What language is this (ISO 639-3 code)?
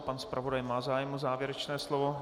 ces